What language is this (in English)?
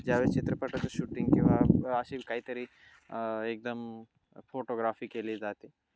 Marathi